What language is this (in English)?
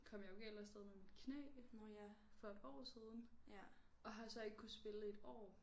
Danish